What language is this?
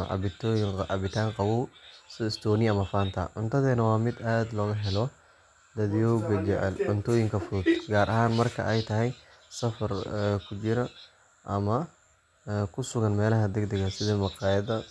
Somali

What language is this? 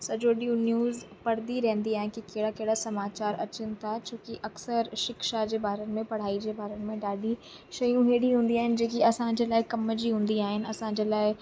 Sindhi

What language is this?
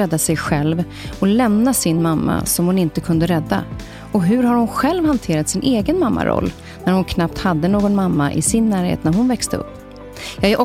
Swedish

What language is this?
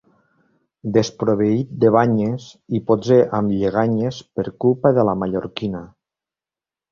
Catalan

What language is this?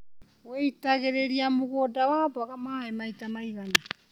Kikuyu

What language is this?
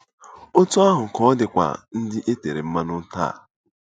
Igbo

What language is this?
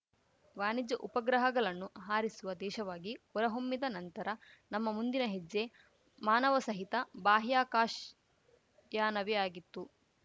Kannada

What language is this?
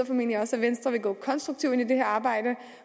Danish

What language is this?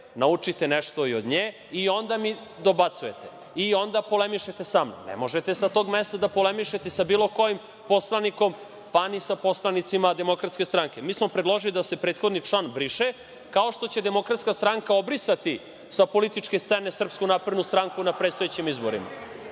Serbian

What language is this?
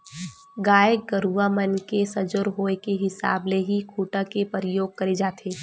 Chhattisgarhi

